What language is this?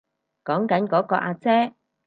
Cantonese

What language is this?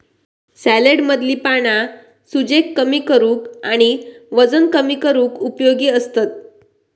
Marathi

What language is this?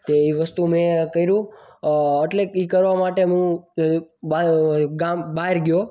Gujarati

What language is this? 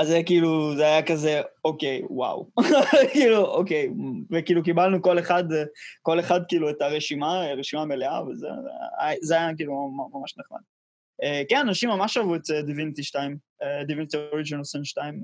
Hebrew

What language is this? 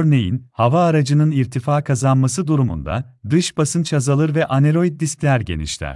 Turkish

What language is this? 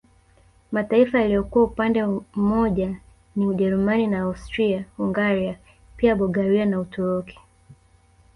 Swahili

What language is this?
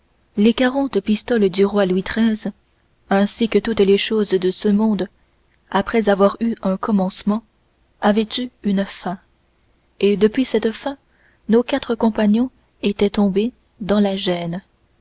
French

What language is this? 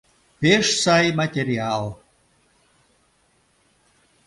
Mari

